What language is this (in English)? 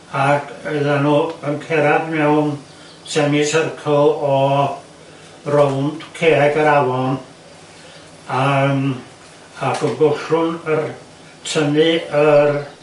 Welsh